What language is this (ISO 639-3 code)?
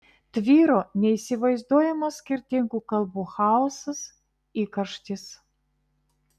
lit